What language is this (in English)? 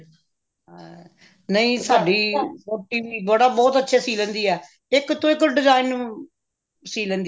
Punjabi